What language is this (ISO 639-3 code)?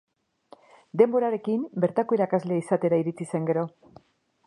eus